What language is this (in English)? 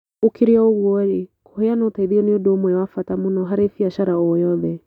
Kikuyu